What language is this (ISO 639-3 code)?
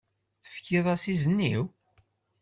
kab